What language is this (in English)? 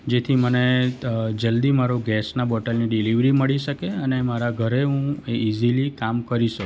Gujarati